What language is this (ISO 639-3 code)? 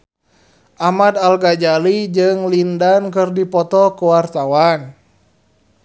sun